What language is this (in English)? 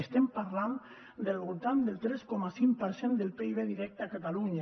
Catalan